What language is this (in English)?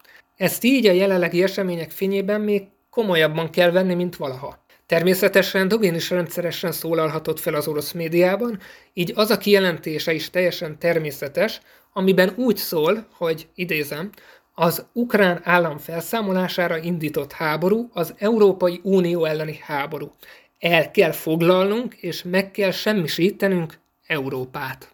Hungarian